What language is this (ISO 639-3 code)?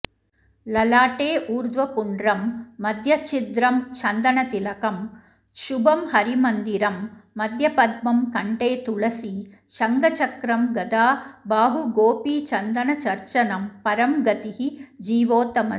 san